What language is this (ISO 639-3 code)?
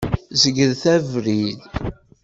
kab